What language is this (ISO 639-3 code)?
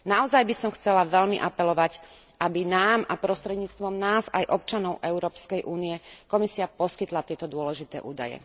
slk